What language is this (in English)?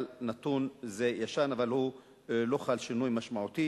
Hebrew